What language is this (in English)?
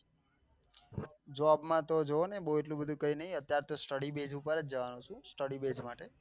Gujarati